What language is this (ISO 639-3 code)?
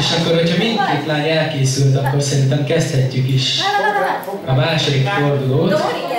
hun